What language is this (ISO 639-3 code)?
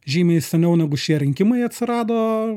lit